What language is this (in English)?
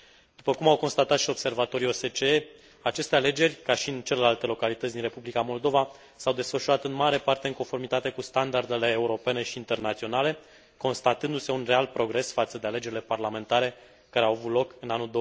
Romanian